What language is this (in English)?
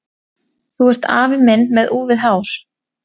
Icelandic